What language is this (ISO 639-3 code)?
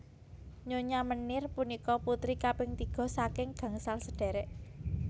jav